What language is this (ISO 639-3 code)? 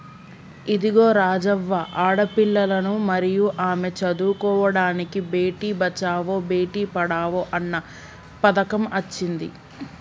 tel